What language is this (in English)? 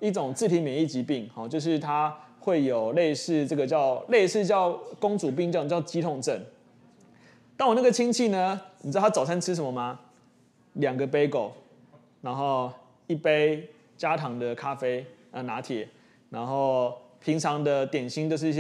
Chinese